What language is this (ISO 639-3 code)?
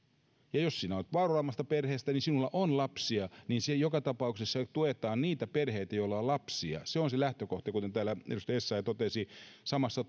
fin